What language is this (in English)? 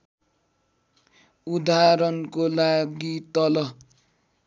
Nepali